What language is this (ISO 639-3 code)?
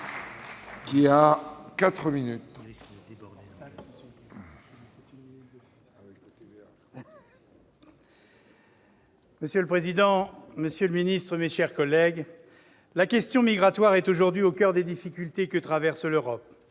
fra